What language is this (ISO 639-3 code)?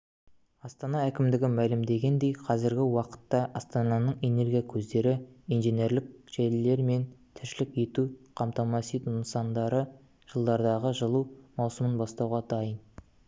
kaz